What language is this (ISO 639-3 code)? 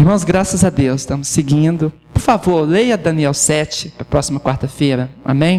por